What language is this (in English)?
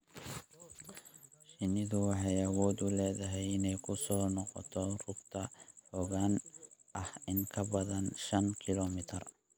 Somali